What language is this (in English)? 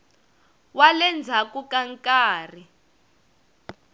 Tsonga